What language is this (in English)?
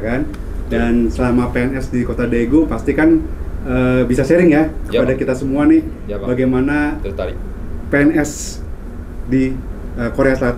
Indonesian